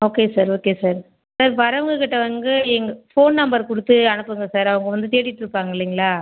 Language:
Tamil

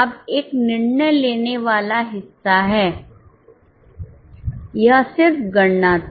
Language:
Hindi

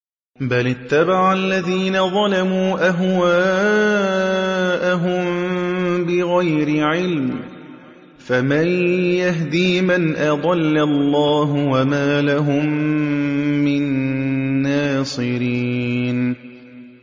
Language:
Arabic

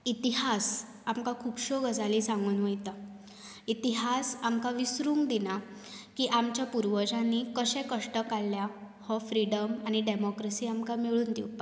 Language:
Konkani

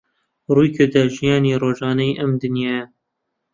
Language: Central Kurdish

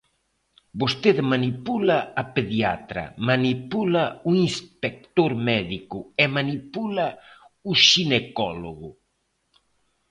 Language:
Galician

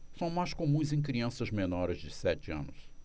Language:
Portuguese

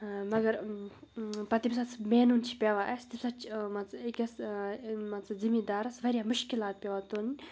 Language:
Kashmiri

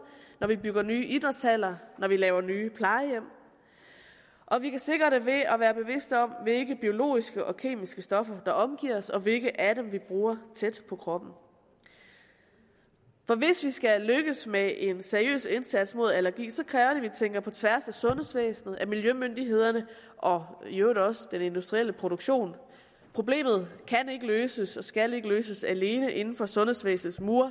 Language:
Danish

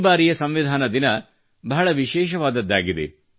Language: Kannada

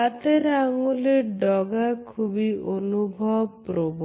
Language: Bangla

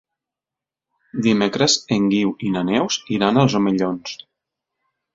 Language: Catalan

